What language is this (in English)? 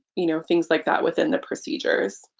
English